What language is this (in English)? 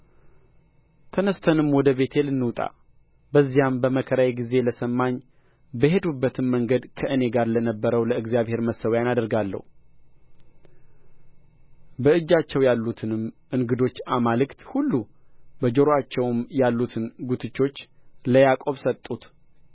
Amharic